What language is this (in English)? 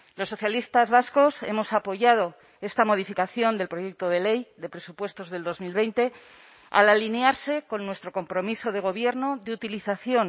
Spanish